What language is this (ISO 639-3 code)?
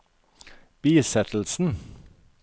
nor